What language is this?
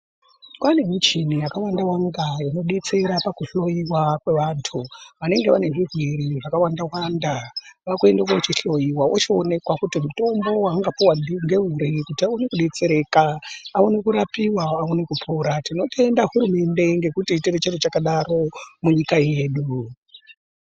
Ndau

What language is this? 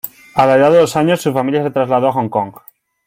Spanish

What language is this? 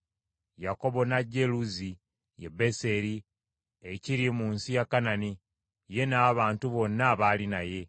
Ganda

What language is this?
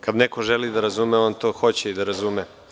Serbian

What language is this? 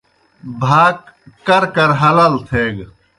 Kohistani Shina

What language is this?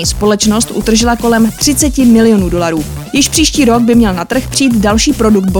Czech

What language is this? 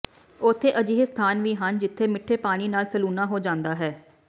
Punjabi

